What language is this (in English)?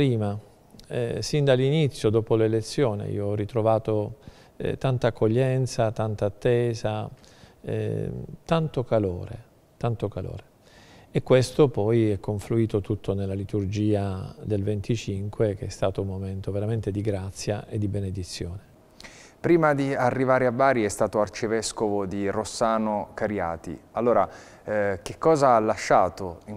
Italian